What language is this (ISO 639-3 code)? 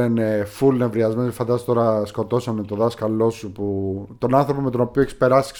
ell